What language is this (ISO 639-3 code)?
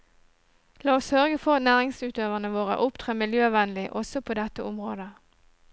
nor